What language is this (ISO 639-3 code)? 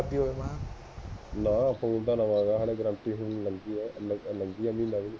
pan